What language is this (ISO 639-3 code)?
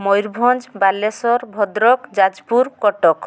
ori